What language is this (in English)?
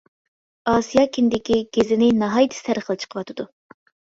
Uyghur